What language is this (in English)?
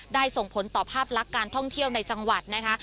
Thai